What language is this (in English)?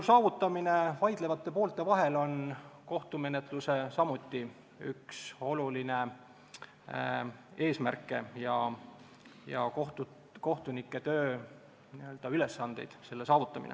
Estonian